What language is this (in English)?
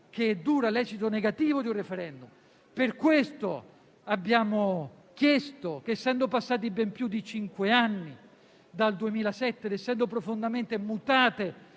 Italian